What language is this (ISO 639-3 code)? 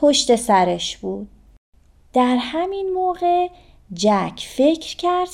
fas